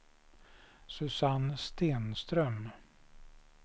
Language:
Swedish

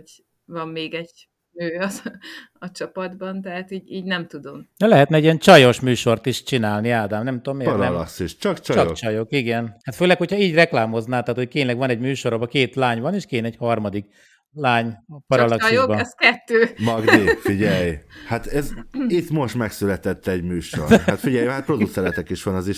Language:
Hungarian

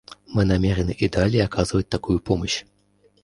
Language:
Russian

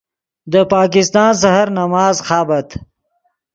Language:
Yidgha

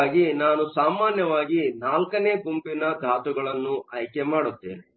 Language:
Kannada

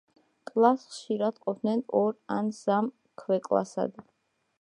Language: Georgian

